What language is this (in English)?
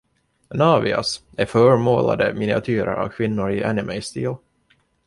Swedish